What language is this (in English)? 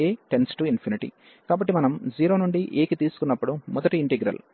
Telugu